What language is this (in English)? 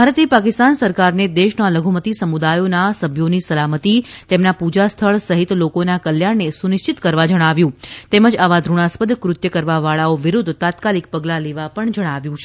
Gujarati